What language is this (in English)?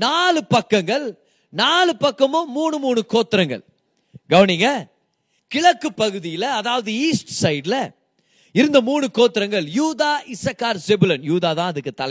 Tamil